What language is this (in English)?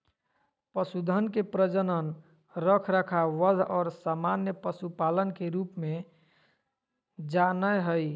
Magahi